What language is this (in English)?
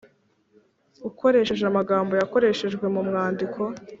Kinyarwanda